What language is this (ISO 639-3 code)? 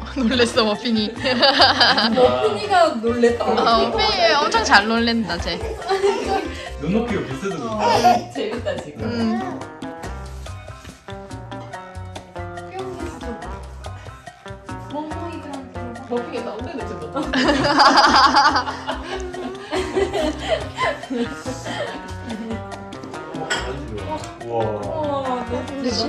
kor